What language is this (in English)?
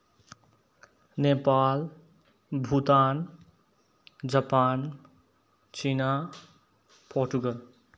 Manipuri